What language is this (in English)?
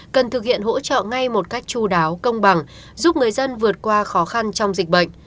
Vietnamese